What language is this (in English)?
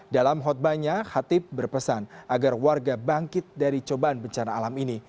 Indonesian